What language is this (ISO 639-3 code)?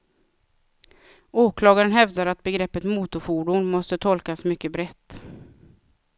swe